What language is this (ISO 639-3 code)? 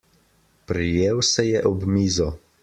slv